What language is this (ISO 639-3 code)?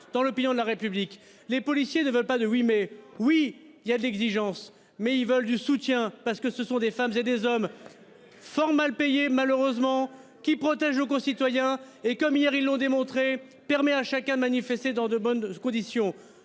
fra